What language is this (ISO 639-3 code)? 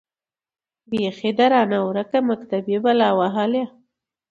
pus